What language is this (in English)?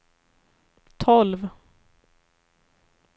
Swedish